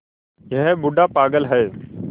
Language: Hindi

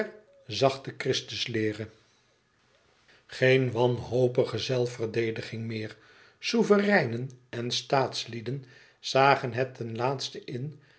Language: Dutch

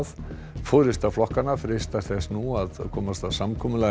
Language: Icelandic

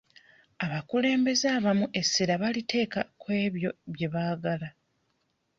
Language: Ganda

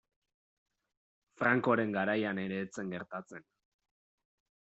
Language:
Basque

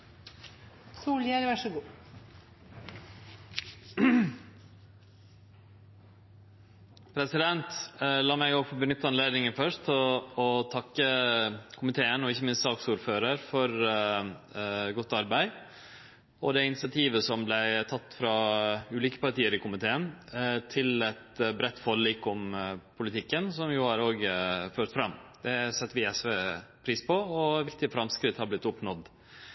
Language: Norwegian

